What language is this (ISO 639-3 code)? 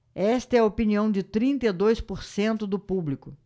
por